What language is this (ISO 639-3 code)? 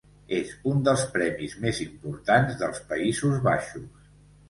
cat